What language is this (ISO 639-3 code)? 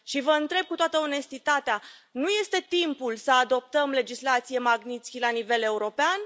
ron